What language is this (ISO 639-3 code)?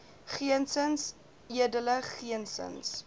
afr